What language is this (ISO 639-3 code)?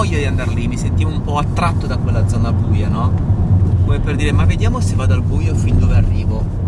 ita